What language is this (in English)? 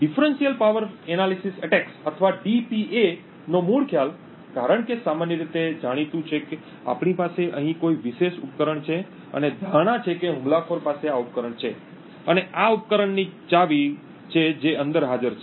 Gujarati